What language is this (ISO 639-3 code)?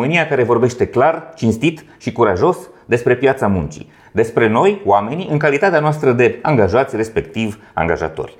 ron